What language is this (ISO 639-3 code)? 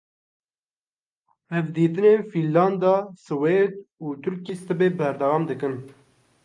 kur